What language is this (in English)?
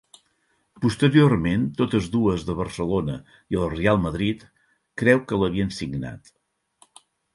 Catalan